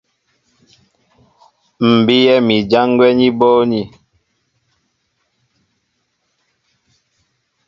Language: Mbo (Cameroon)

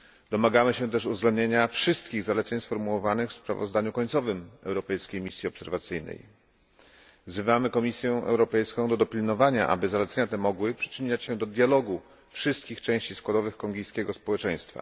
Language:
Polish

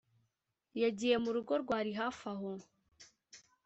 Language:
Kinyarwanda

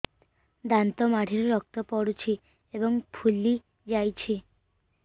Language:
Odia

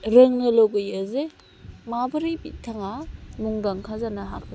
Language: Bodo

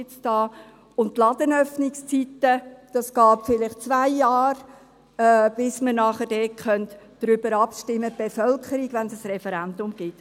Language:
Swiss German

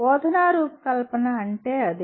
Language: Telugu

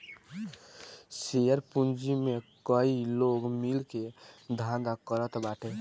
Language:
Bhojpuri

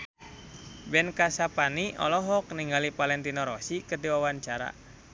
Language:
Sundanese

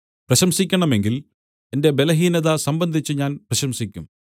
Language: Malayalam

